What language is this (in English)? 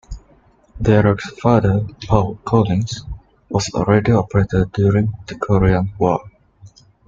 English